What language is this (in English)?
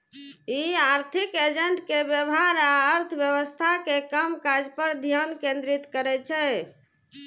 Maithili